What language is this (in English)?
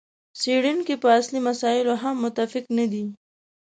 Pashto